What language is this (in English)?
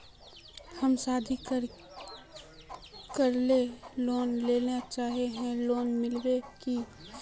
Magahi